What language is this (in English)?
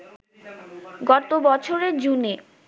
Bangla